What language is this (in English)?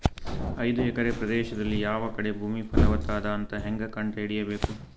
Kannada